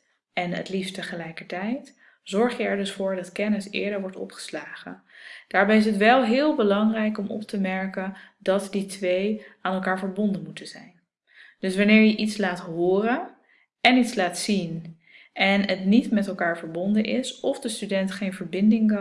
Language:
Dutch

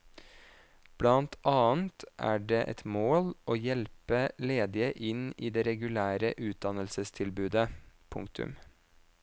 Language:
Norwegian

